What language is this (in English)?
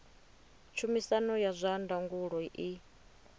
Venda